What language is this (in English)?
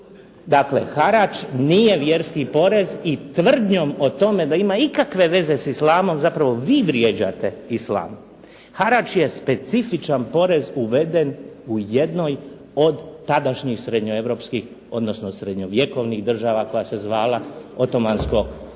Croatian